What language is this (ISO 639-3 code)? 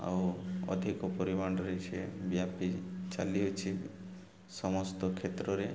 ori